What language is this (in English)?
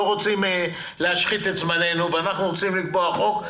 Hebrew